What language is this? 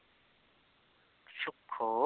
Punjabi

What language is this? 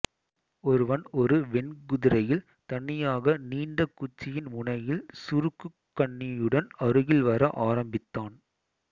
Tamil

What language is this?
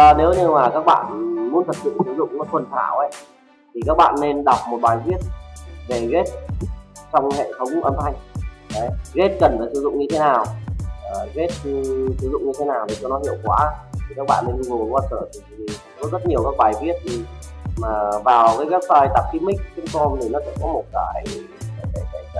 Vietnamese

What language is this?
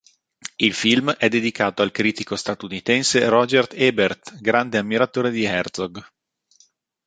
Italian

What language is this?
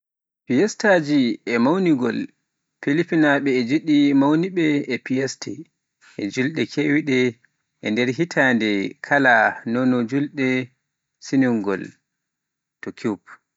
Pular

